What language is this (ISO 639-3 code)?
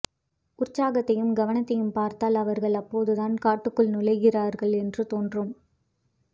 tam